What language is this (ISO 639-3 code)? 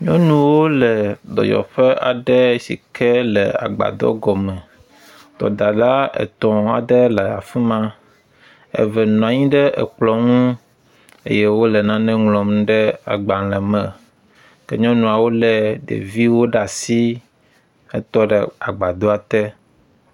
ewe